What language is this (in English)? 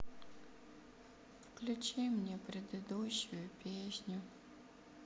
Russian